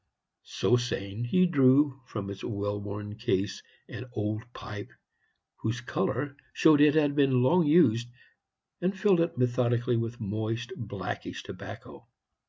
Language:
English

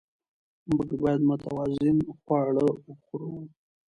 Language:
Pashto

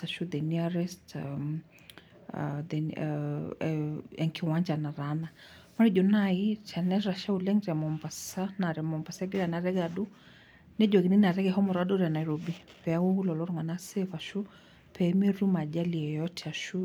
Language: Masai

